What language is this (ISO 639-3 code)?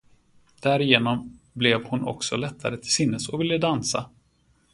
swe